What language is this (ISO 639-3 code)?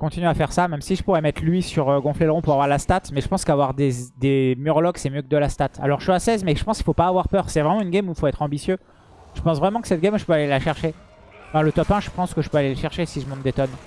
fra